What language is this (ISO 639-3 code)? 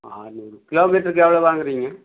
tam